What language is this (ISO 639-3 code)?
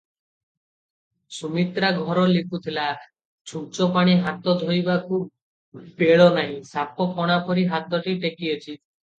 ori